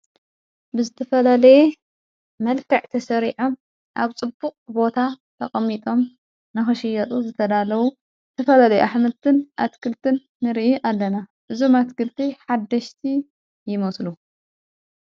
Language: Tigrinya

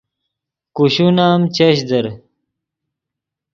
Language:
Yidgha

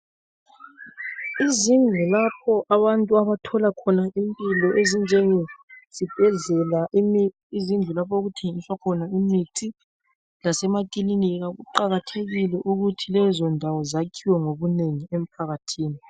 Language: North Ndebele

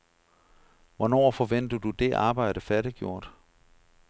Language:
Danish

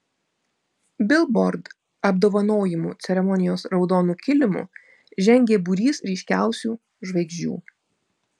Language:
Lithuanian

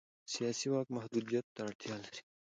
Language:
Pashto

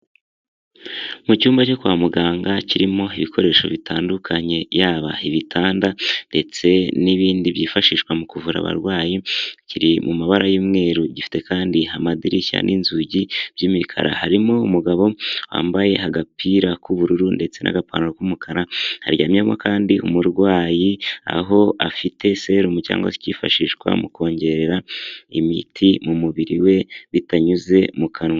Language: Kinyarwanda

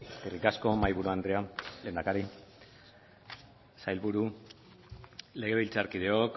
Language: Basque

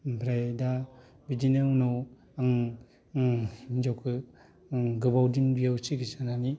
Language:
Bodo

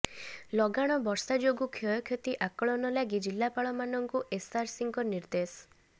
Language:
Odia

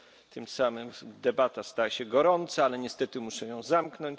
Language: Polish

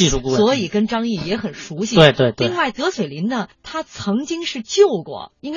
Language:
Chinese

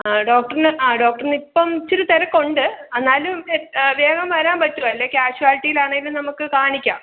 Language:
Malayalam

